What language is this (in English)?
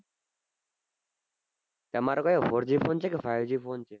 Gujarati